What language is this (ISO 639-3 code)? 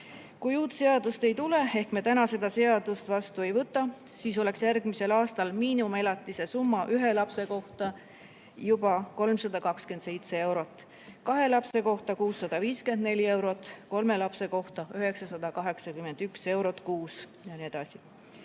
est